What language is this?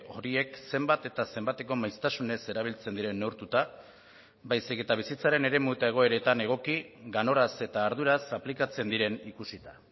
Basque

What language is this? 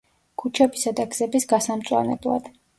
Georgian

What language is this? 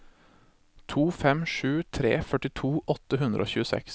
Norwegian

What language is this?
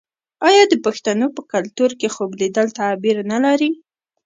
Pashto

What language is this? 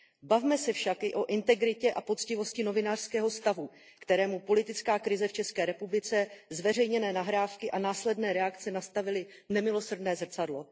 Czech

